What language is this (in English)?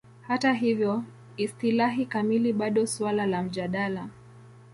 Swahili